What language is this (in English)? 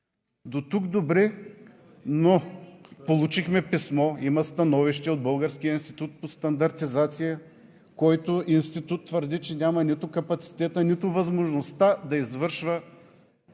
Bulgarian